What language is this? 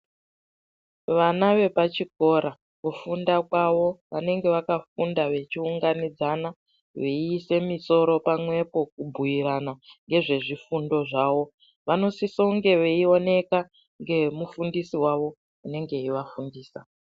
Ndau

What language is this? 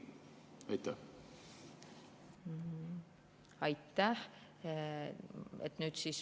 Estonian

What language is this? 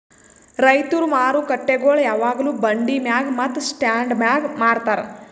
Kannada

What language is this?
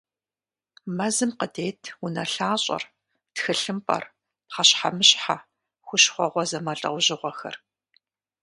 Kabardian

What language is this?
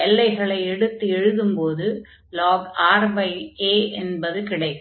Tamil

